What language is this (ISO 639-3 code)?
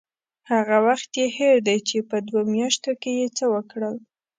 pus